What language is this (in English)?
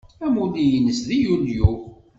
Kabyle